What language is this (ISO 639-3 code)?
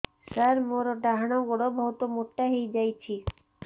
ori